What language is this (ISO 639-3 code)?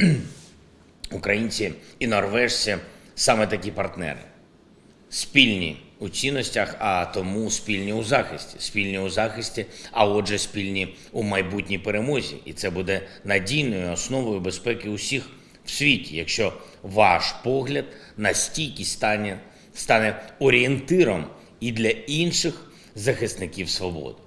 ukr